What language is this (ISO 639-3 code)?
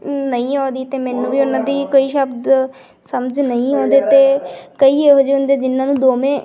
pan